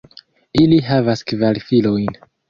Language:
Esperanto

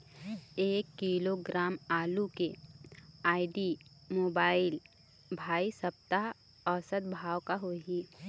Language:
Chhattisgarhi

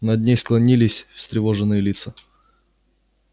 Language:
Russian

